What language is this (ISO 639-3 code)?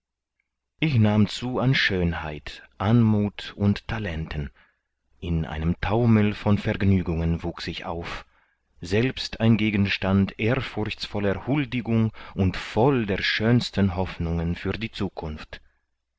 deu